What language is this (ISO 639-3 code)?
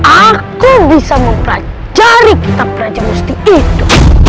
ind